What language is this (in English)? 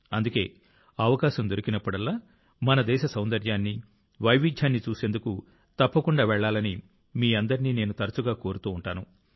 Telugu